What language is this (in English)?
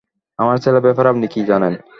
Bangla